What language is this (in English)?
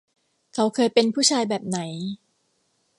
Thai